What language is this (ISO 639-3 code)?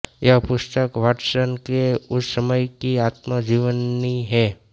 hin